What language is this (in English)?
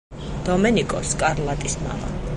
Georgian